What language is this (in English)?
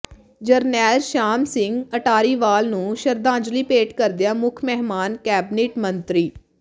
Punjabi